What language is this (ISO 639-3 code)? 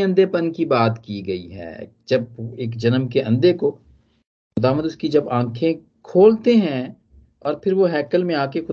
hin